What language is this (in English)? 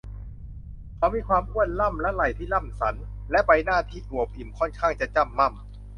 Thai